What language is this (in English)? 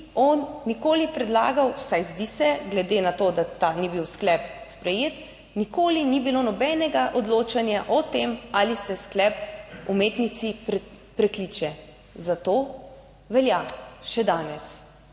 Slovenian